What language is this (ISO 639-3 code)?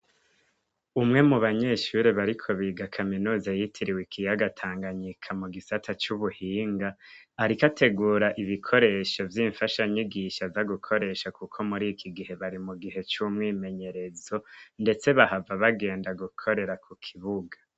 run